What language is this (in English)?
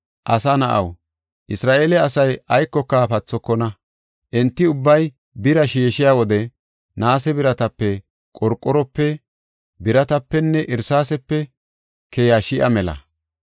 Gofa